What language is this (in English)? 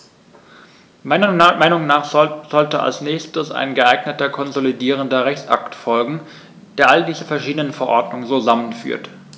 German